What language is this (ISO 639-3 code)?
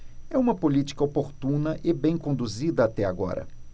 por